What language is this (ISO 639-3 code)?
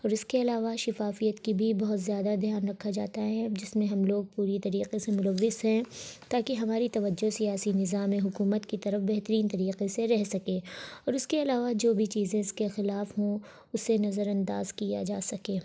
urd